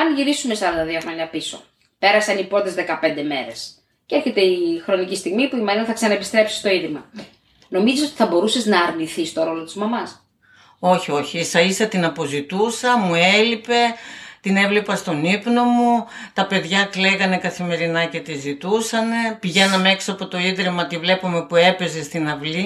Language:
Greek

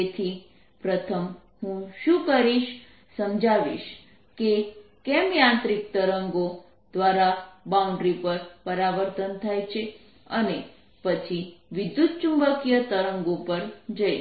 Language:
Gujarati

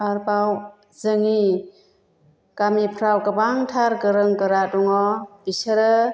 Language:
Bodo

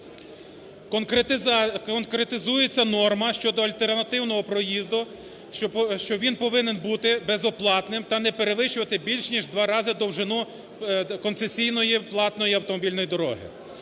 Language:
Ukrainian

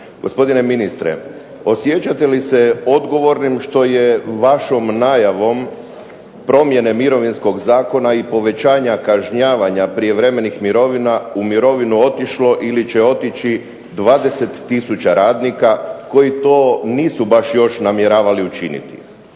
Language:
Croatian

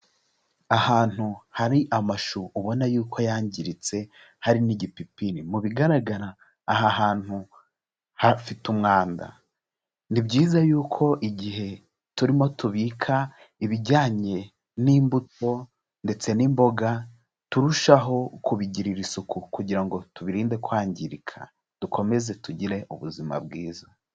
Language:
Kinyarwanda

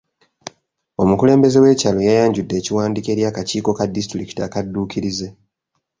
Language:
Ganda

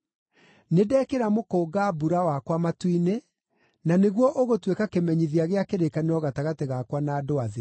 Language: Kikuyu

